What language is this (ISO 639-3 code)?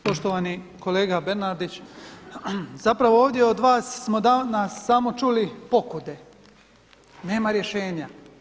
hrv